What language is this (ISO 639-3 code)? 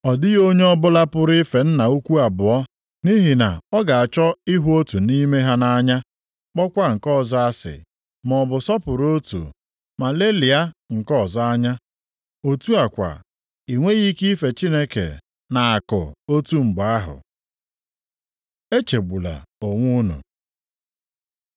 ibo